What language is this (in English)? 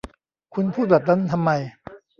Thai